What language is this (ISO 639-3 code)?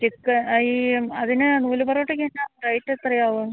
mal